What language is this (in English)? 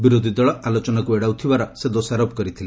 Odia